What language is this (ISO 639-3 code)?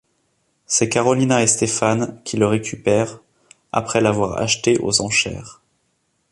fra